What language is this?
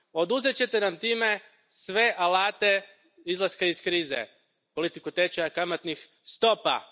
Croatian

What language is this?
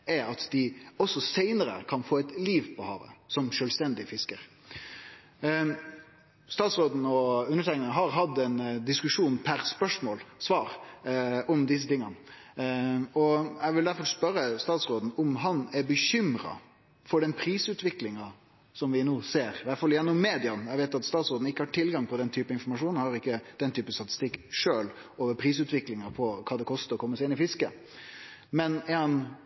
Norwegian Nynorsk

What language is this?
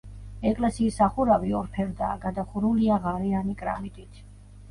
Georgian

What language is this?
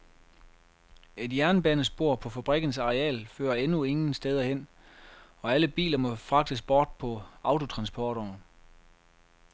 Danish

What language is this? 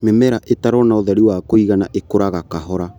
Kikuyu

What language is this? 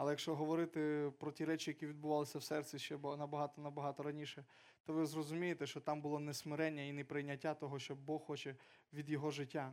Ukrainian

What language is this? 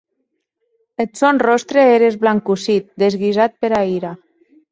Occitan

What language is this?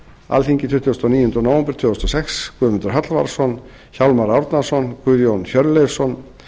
Icelandic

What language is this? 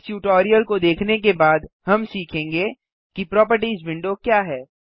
Hindi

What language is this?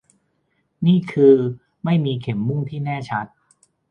Thai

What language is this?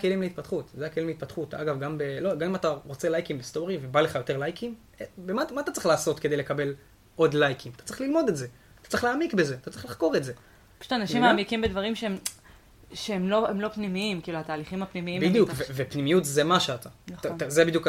Hebrew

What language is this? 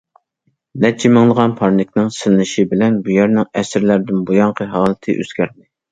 Uyghur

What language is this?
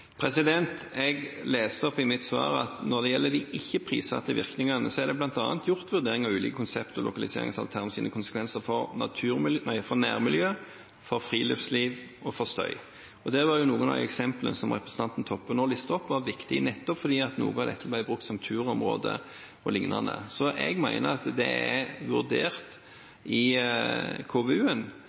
Norwegian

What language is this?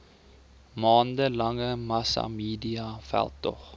Afrikaans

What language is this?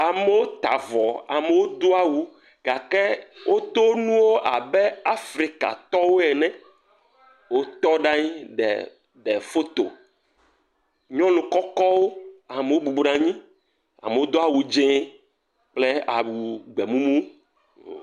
Ewe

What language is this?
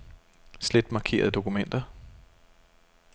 Danish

